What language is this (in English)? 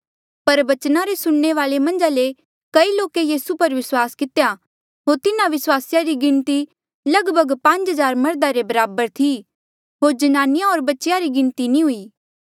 Mandeali